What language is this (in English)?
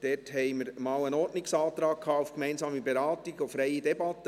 Swiss German